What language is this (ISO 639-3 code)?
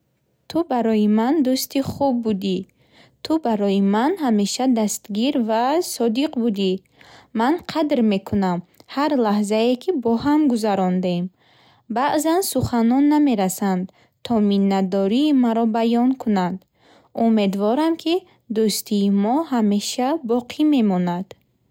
bhh